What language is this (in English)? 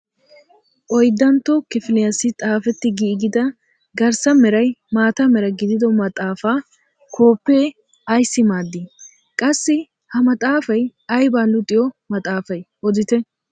Wolaytta